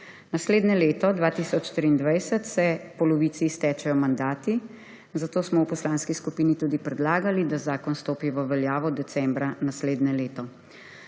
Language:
Slovenian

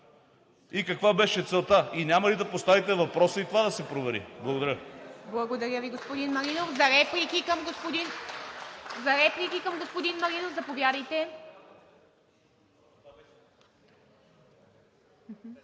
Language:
Bulgarian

